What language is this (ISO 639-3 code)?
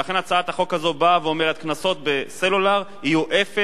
heb